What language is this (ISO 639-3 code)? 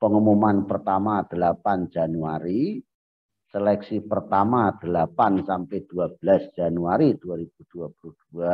ind